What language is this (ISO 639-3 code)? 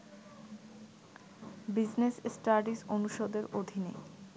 ben